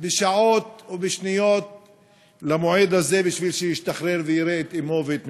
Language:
Hebrew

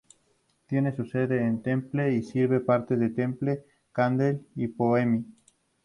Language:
Spanish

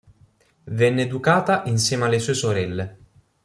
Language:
Italian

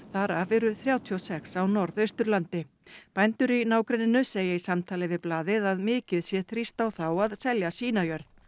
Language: Icelandic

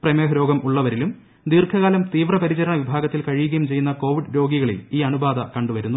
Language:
Malayalam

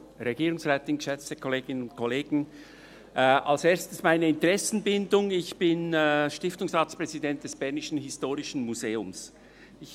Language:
Swiss German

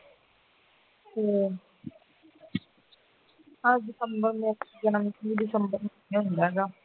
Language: Punjabi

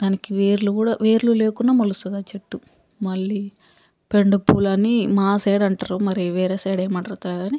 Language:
Telugu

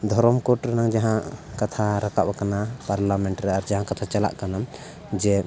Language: Santali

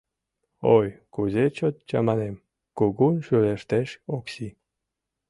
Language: Mari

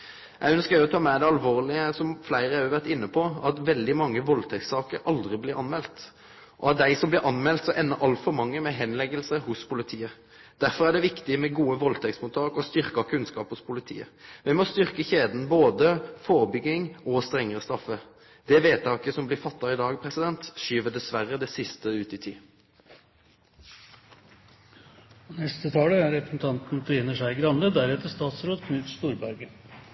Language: Norwegian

